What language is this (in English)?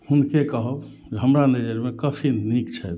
Maithili